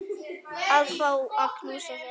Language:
Icelandic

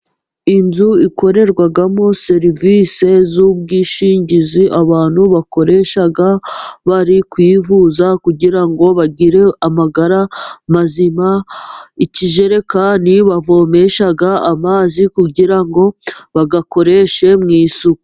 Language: Kinyarwanda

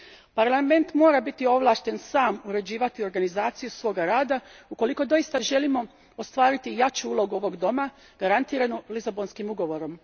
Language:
Croatian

